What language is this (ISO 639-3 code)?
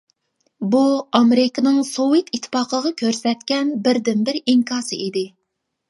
uig